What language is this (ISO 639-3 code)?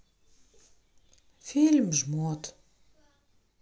rus